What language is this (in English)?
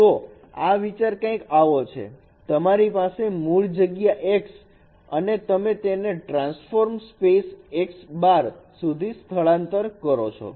Gujarati